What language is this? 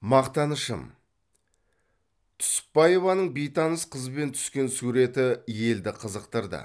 Kazakh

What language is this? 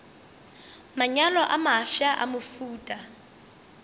Northern Sotho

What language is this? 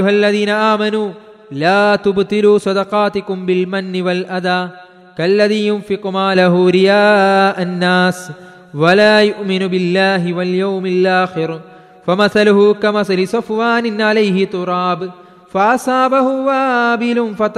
Malayalam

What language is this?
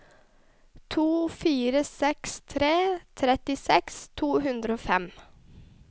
Norwegian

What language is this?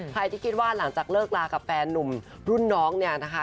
Thai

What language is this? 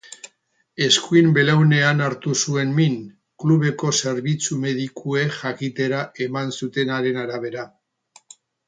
Basque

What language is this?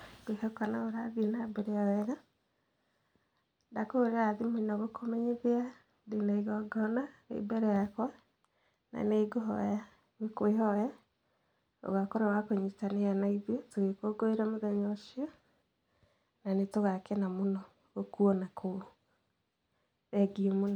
Kikuyu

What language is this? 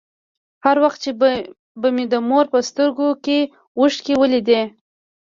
Pashto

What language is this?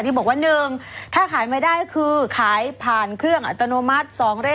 Thai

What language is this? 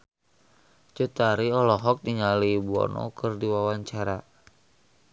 Sundanese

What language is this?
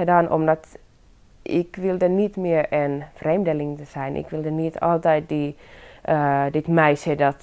Dutch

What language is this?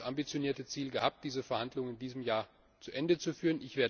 German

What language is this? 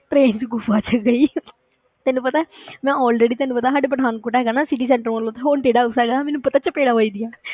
Punjabi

